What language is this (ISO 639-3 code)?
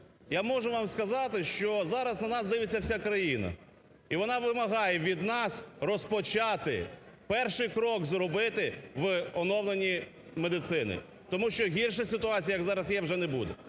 ukr